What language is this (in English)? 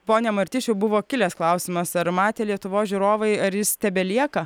Lithuanian